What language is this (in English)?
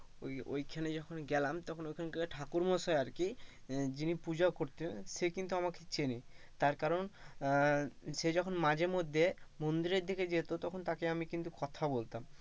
Bangla